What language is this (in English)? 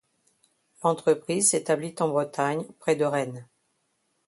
French